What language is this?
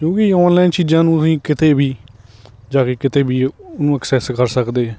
Punjabi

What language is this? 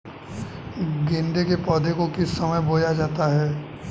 Hindi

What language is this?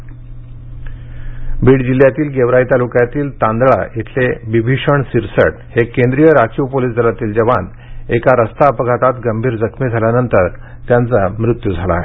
Marathi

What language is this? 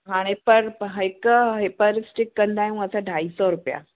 Sindhi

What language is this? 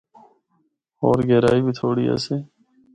Northern Hindko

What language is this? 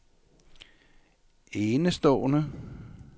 Danish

